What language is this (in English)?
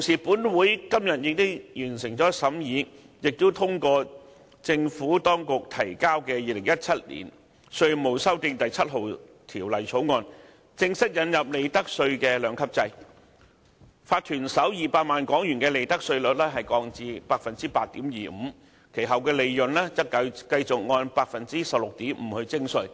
Cantonese